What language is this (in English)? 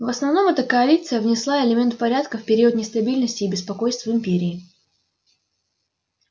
Russian